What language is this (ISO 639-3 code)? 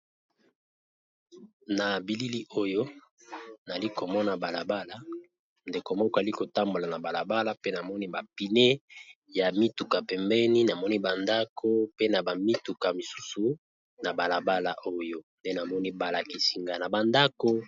lin